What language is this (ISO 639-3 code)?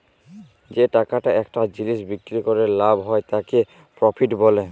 ben